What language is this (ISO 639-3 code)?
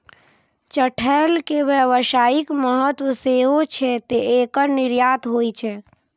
mai